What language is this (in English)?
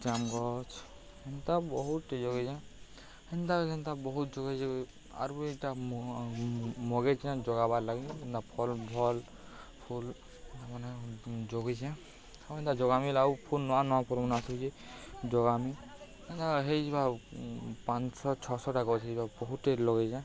Odia